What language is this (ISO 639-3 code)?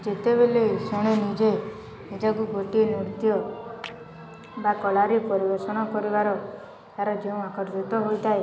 ori